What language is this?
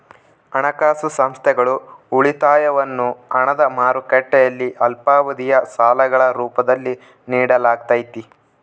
Kannada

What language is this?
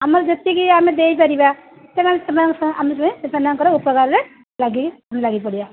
Odia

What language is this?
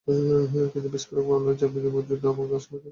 Bangla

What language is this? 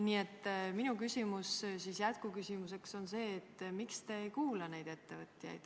Estonian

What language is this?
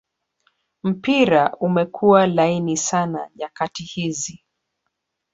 Swahili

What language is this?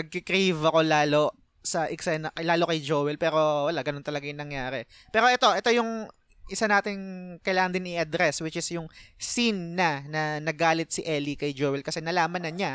Filipino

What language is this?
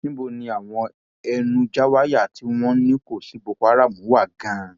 Yoruba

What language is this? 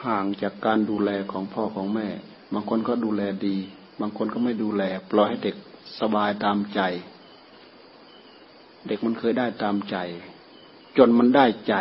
Thai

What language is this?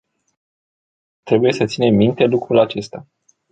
Romanian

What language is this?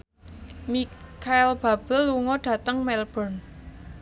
Javanese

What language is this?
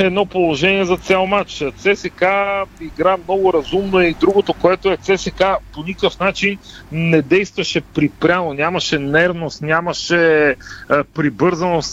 Bulgarian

